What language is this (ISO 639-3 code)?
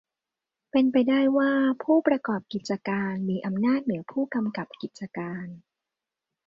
tha